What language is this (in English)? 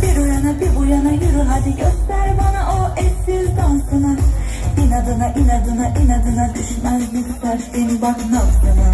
Turkish